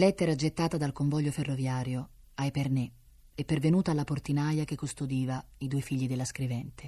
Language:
Italian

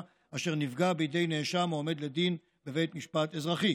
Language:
Hebrew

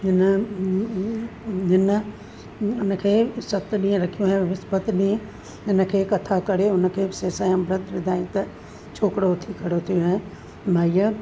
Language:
Sindhi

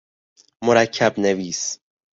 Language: Persian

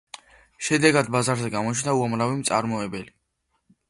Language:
Georgian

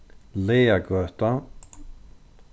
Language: Faroese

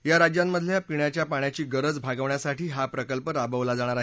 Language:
Marathi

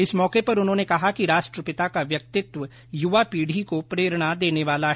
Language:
Hindi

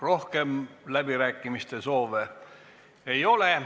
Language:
Estonian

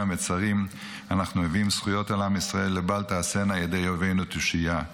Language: Hebrew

